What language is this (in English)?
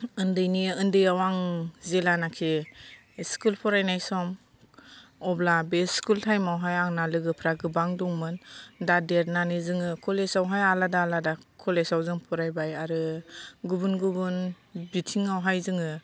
Bodo